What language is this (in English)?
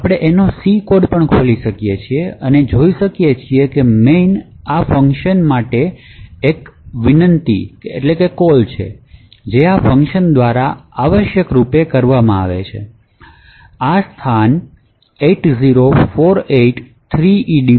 Gujarati